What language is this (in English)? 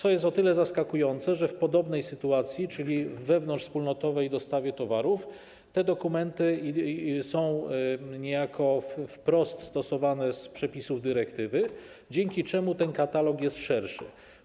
Polish